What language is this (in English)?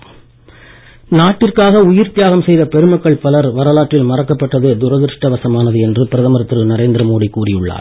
Tamil